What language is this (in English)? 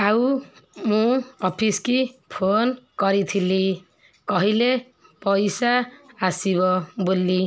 Odia